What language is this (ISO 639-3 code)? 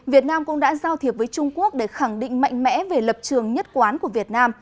vie